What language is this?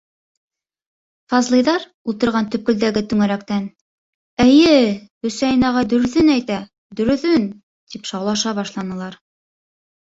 Bashkir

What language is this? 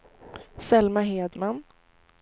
Swedish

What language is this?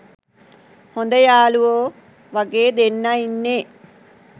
Sinhala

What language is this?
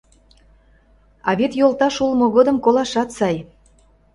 Mari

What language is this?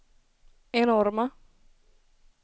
Swedish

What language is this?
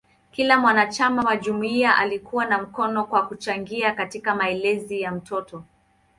Swahili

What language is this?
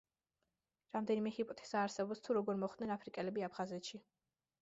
Georgian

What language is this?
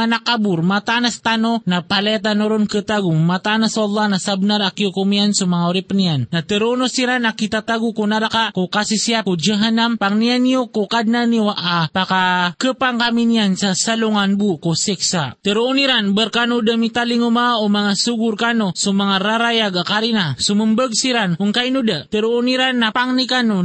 Filipino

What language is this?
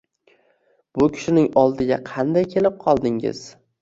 Uzbek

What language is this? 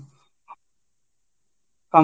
Odia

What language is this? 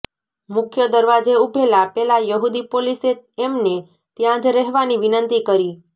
Gujarati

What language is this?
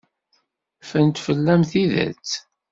Kabyle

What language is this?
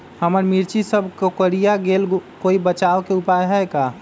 Magahi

